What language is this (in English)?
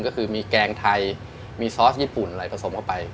Thai